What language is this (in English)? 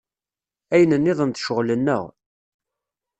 Kabyle